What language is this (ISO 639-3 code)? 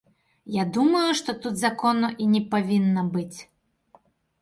bel